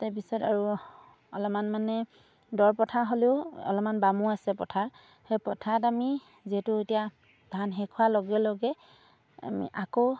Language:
Assamese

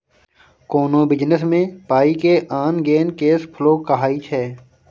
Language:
Maithili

